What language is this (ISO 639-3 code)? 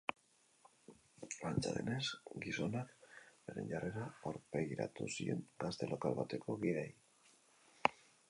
eus